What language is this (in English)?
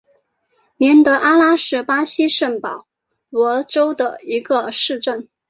Chinese